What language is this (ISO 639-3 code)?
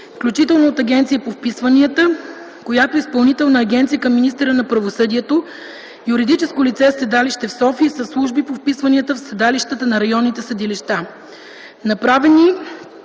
bul